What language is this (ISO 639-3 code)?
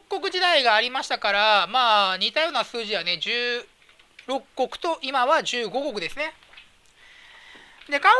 jpn